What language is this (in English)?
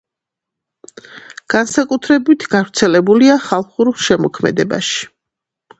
Georgian